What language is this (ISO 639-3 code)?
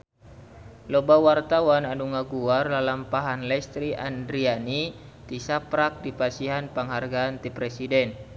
sun